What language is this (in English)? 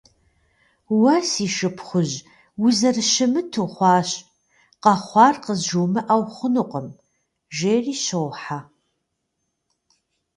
Kabardian